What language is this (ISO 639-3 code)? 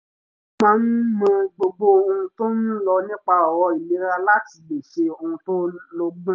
yor